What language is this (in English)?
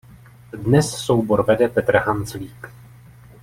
Czech